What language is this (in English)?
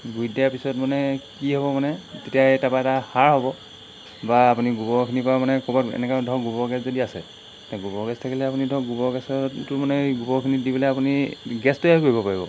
Assamese